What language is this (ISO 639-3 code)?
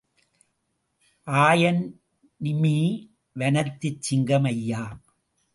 tam